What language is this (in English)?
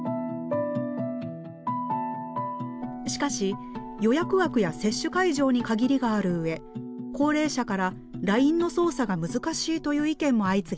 Japanese